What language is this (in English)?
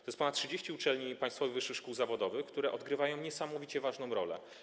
Polish